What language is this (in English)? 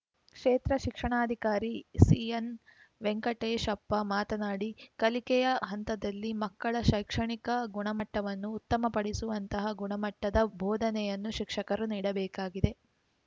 Kannada